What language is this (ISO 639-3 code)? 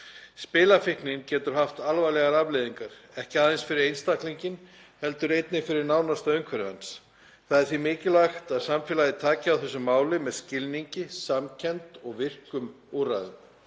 isl